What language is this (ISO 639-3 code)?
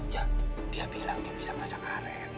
ind